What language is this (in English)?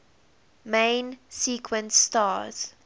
English